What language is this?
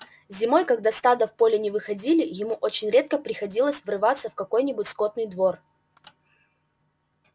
Russian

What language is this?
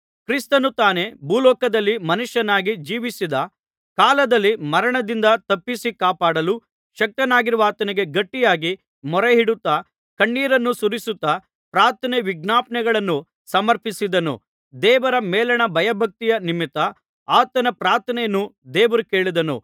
Kannada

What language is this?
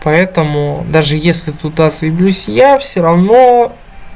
Russian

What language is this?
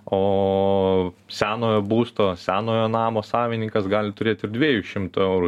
Lithuanian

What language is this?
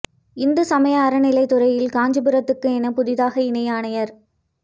Tamil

